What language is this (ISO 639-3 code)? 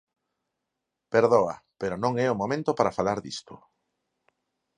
glg